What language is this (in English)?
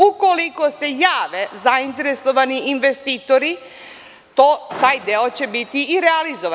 Serbian